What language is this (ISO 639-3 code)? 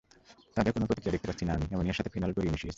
ben